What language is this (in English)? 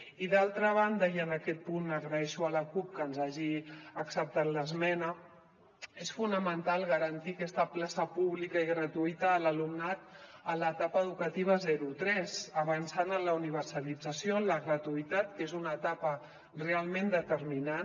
Catalan